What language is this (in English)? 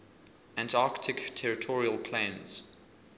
English